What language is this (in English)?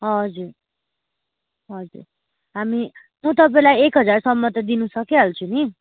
Nepali